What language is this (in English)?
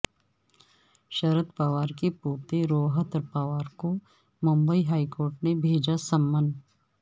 Urdu